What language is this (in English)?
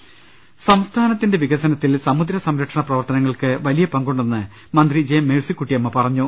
Malayalam